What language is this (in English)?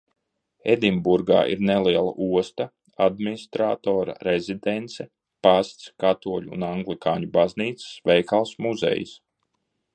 Latvian